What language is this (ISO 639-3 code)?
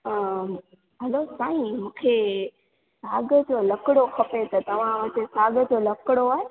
snd